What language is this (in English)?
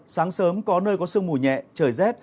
Vietnamese